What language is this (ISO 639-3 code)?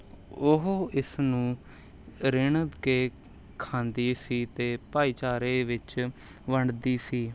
pan